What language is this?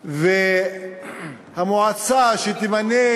Hebrew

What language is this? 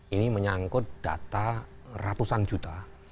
Indonesian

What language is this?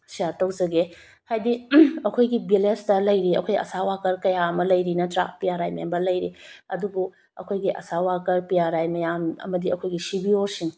Manipuri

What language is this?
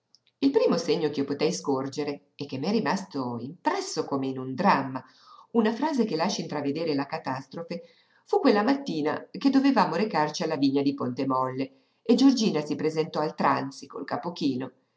Italian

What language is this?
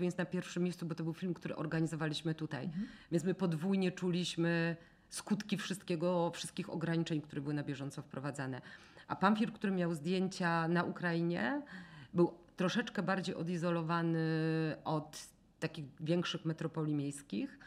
Polish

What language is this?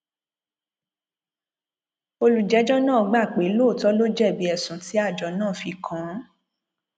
Yoruba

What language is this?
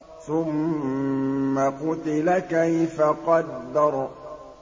Arabic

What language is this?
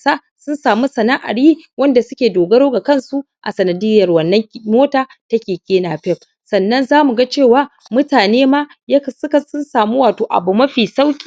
Hausa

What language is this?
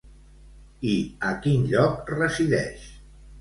Catalan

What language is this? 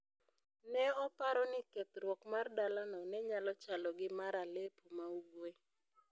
Luo (Kenya and Tanzania)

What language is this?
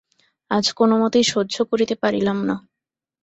Bangla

